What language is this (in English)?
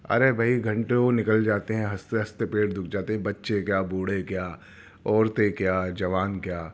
Urdu